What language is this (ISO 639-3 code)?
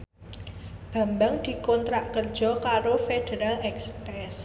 jav